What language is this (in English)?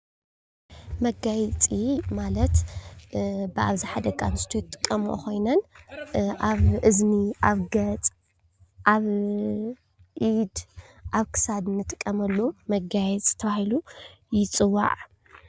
Tigrinya